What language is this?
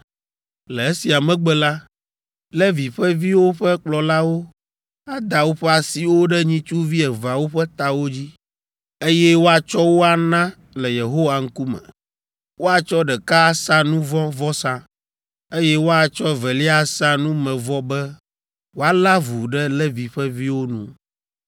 Ewe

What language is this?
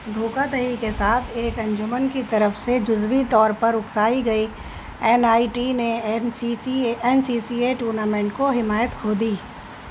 Urdu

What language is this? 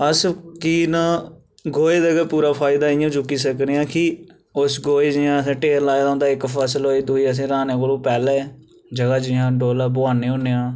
Dogri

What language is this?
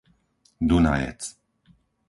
Slovak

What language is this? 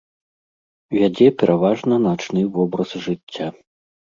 Belarusian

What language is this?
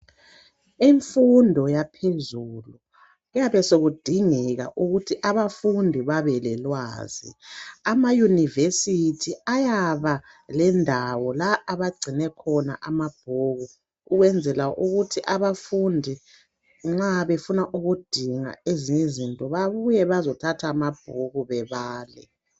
North Ndebele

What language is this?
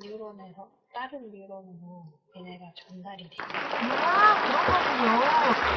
Korean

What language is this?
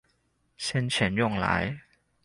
Chinese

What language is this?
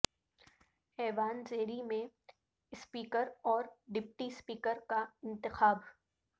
Urdu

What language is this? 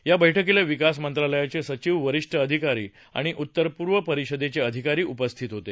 Marathi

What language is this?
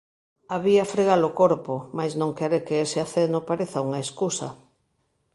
Galician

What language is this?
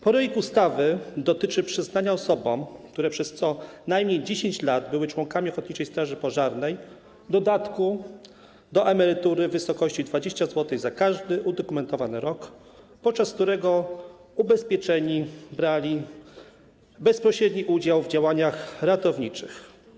Polish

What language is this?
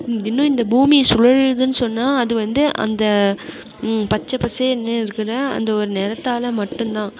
Tamil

